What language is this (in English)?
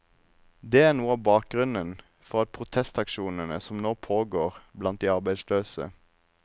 Norwegian